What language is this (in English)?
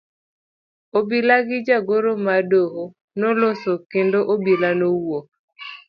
Luo (Kenya and Tanzania)